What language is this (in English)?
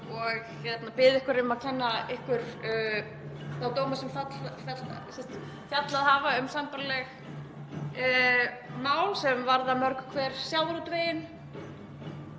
Icelandic